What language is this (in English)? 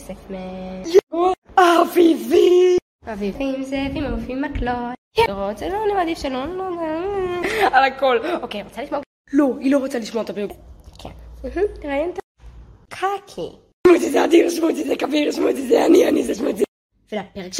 Hebrew